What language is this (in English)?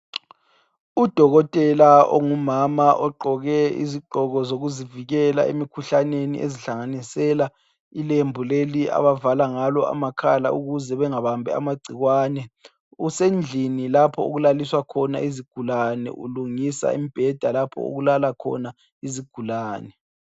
North Ndebele